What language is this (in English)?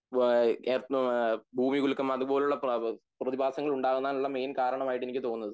Malayalam